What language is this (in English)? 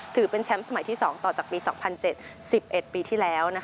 Thai